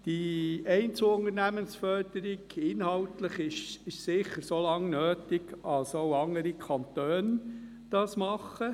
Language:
Swiss German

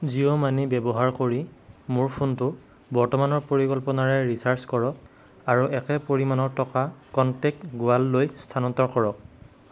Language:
Assamese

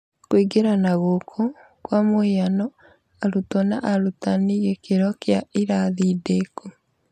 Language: Kikuyu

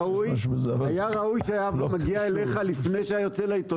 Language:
Hebrew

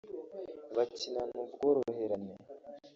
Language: Kinyarwanda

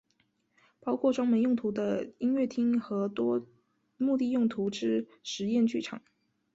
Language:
Chinese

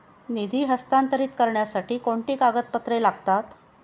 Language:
Marathi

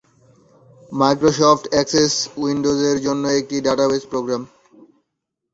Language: Bangla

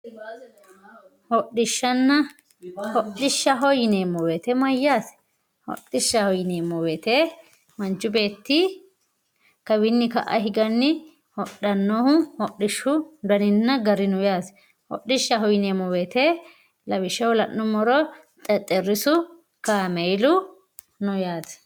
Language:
Sidamo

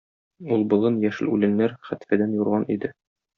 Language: Tatar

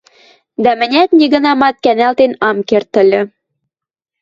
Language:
Western Mari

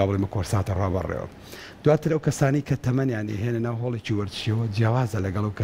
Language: Arabic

